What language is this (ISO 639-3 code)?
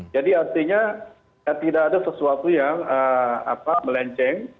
ind